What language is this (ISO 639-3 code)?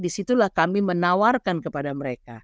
ind